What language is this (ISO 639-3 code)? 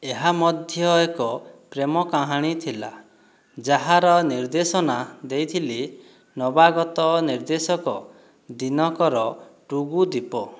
ori